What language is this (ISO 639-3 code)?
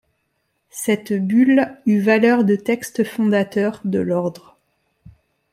fra